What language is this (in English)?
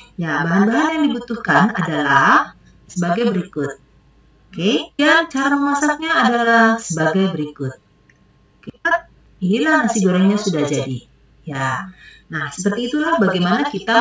Indonesian